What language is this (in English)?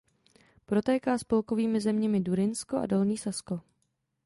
Czech